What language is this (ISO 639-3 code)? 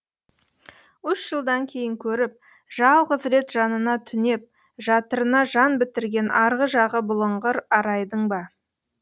kaz